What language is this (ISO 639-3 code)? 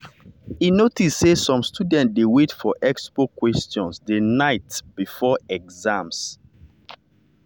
pcm